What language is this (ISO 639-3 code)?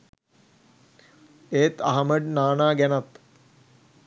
sin